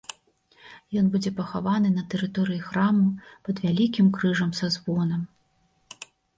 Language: Belarusian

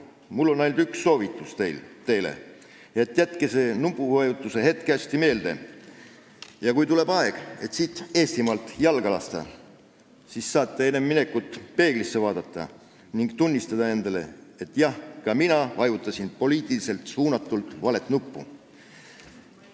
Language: Estonian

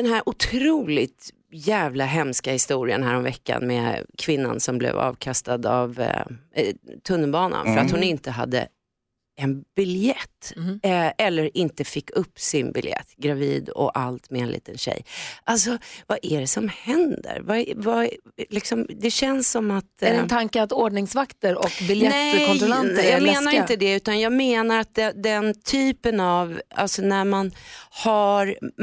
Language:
Swedish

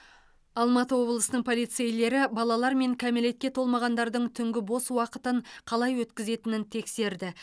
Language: Kazakh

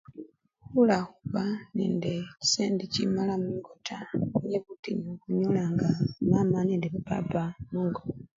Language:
Luyia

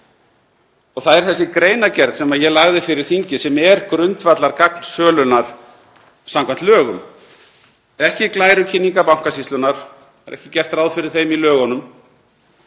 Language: Icelandic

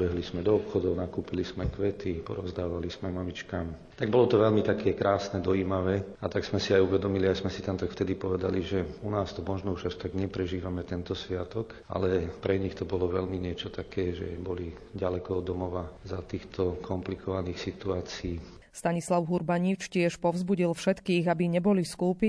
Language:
Slovak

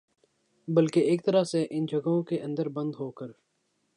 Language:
Urdu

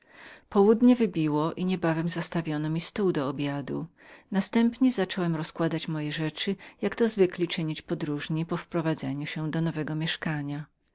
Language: Polish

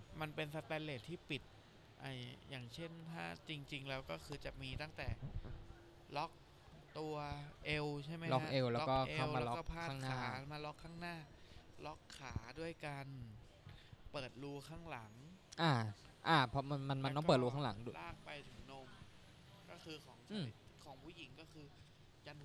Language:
Thai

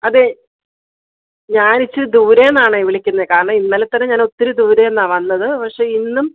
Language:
Malayalam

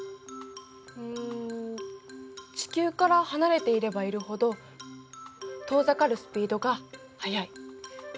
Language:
Japanese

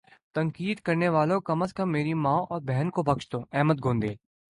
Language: Urdu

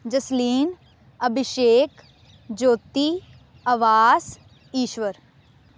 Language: Punjabi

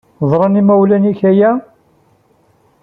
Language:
Kabyle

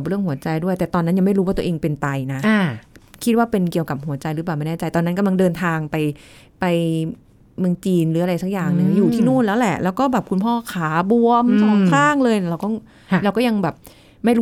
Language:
Thai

